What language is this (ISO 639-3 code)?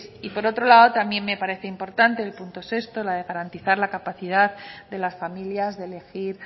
spa